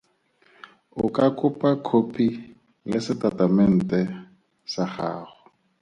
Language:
Tswana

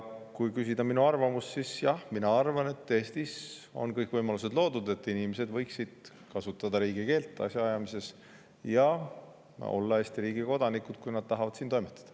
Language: Estonian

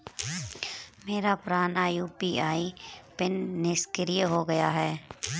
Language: Hindi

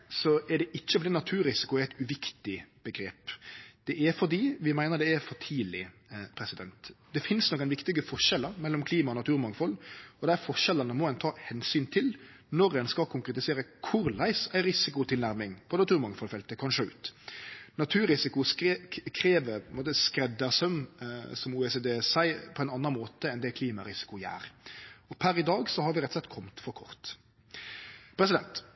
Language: Norwegian Nynorsk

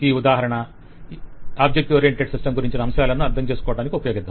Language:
Telugu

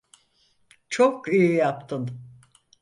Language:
Turkish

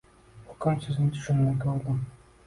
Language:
Uzbek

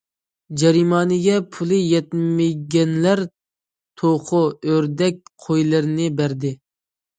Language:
Uyghur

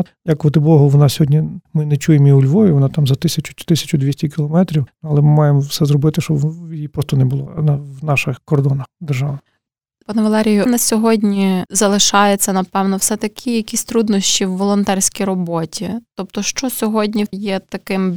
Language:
Ukrainian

